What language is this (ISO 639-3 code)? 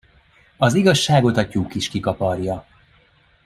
hun